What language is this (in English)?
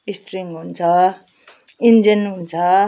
Nepali